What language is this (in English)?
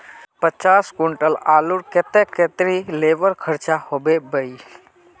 Magahi